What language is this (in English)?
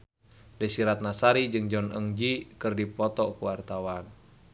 Sundanese